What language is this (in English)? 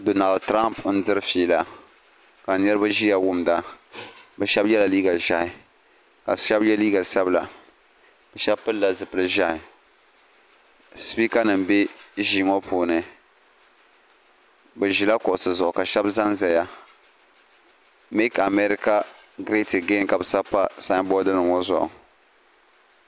Dagbani